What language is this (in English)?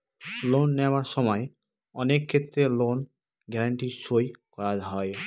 Bangla